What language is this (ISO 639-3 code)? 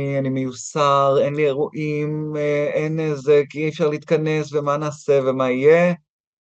heb